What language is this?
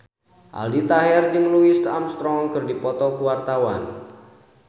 Sundanese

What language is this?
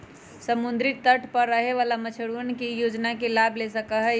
Magahi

